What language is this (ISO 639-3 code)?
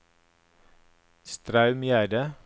nor